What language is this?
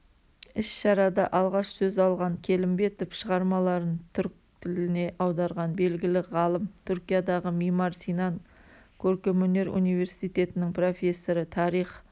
Kazakh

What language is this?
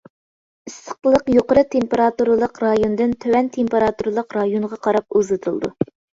Uyghur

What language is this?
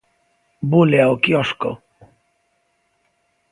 Galician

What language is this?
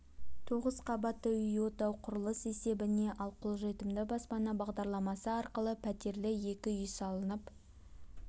Kazakh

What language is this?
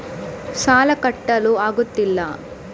Kannada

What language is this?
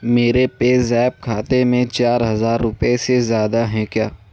Urdu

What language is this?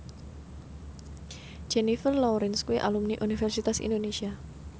Javanese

